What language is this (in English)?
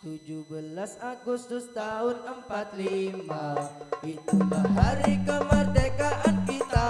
Indonesian